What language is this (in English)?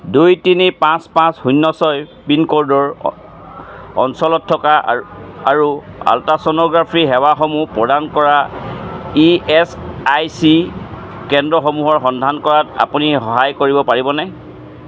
Assamese